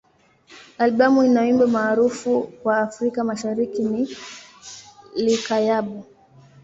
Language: Swahili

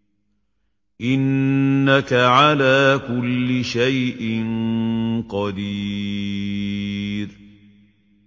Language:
Arabic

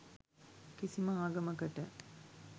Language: Sinhala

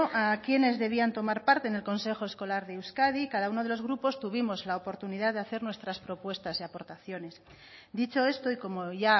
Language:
Spanish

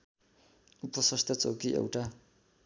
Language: Nepali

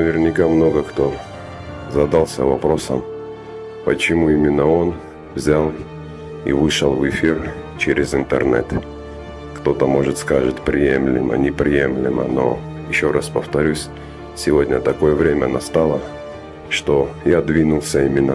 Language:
Russian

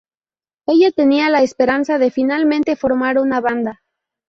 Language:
Spanish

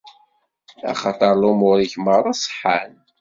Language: Kabyle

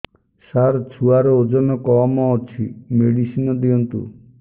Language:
Odia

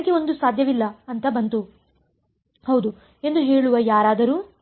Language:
Kannada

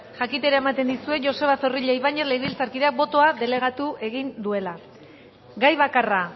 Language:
Basque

